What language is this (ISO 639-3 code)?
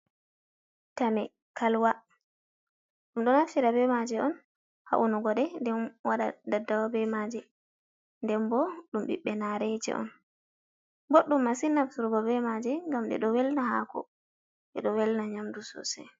ful